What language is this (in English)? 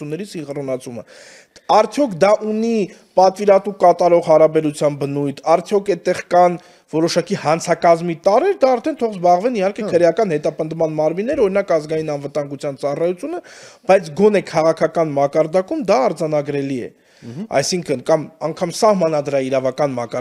Romanian